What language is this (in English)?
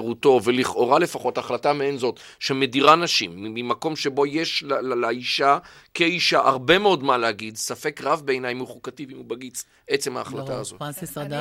Hebrew